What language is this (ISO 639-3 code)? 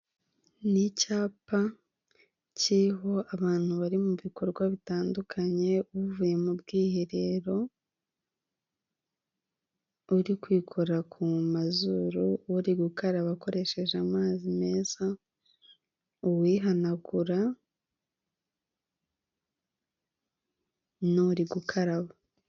kin